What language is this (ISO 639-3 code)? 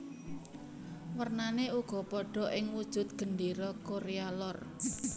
jav